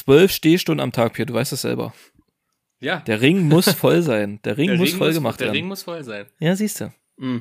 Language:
German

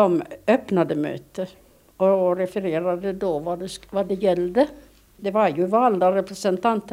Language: Swedish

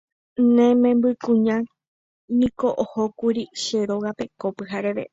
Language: Guarani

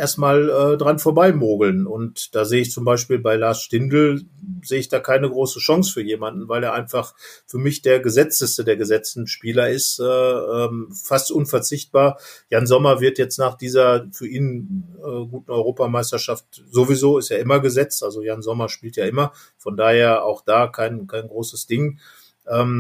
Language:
German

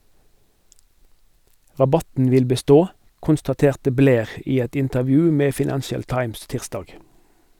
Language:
Norwegian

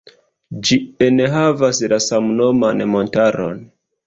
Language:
Esperanto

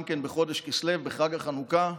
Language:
Hebrew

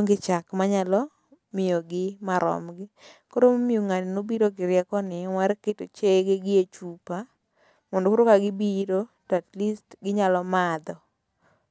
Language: Luo (Kenya and Tanzania)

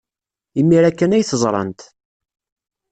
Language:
Kabyle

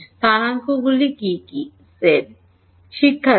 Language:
Bangla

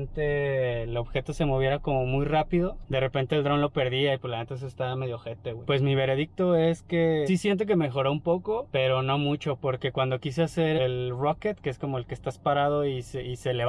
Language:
Spanish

